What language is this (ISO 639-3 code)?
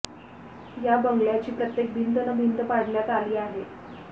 mar